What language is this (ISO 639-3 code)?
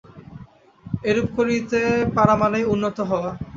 ben